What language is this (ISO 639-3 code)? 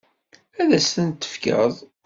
kab